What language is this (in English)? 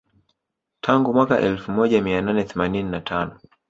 Swahili